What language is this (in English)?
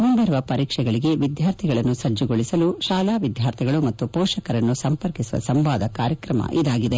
Kannada